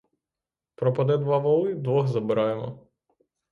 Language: Ukrainian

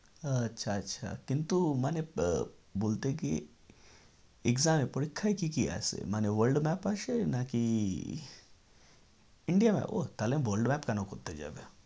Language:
Bangla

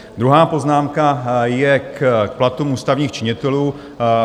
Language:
Czech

